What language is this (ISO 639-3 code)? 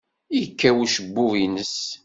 kab